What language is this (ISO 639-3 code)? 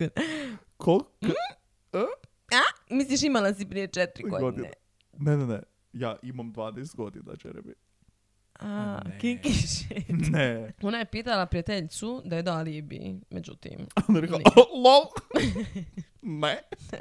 hrv